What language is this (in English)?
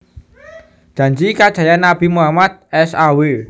Javanese